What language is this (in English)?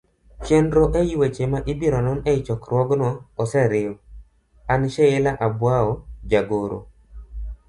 Luo (Kenya and Tanzania)